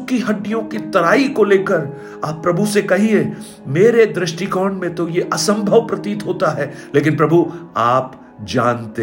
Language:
Hindi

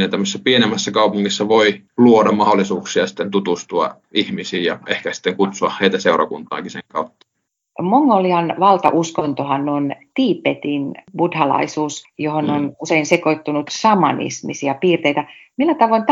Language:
Finnish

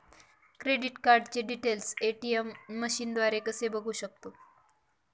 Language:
Marathi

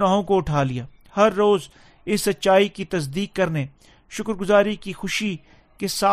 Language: Urdu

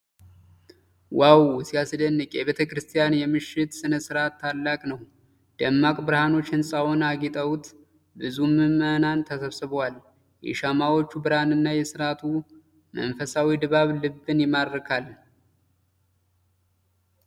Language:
Amharic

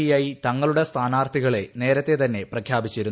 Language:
Malayalam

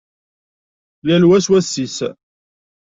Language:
Kabyle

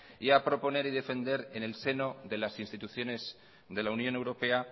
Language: Spanish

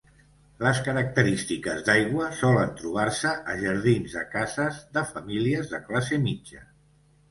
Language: Catalan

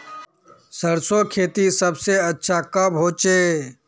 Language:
Magahi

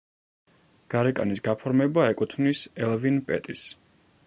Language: Georgian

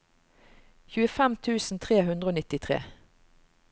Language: Norwegian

